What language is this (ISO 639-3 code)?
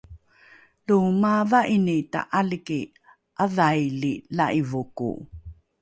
dru